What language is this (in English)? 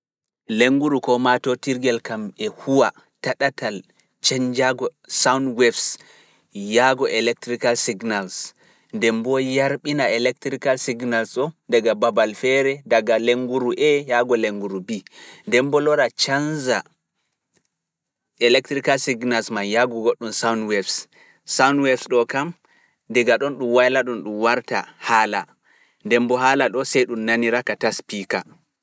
Fula